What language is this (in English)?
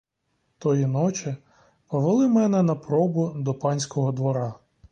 Ukrainian